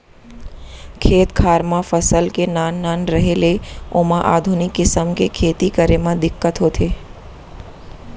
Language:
Chhattisgarhi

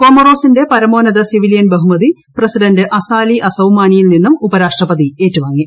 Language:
Malayalam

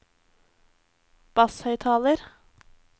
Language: Norwegian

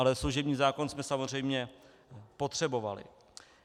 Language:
Czech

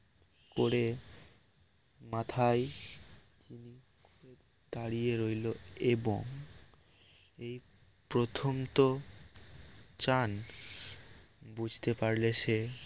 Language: Bangla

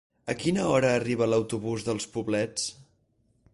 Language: Catalan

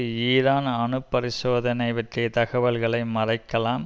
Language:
Tamil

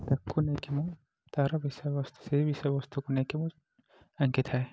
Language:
Odia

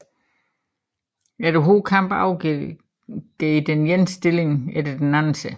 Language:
Danish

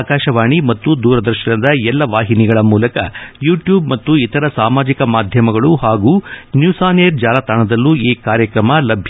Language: Kannada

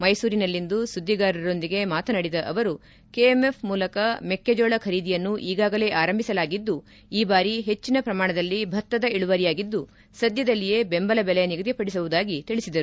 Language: Kannada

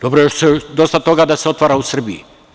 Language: Serbian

